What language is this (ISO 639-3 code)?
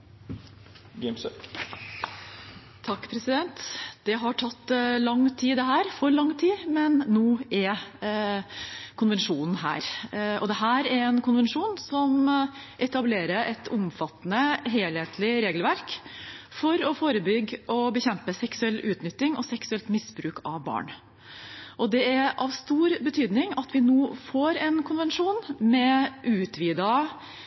nob